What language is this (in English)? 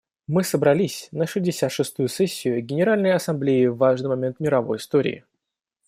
Russian